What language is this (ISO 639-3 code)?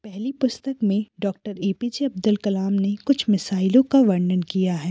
hin